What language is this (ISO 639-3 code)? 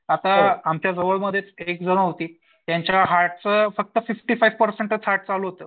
mar